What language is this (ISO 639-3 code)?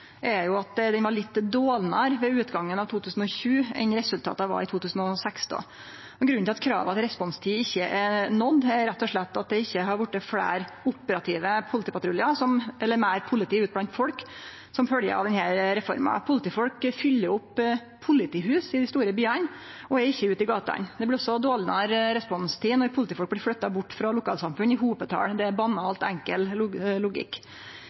nno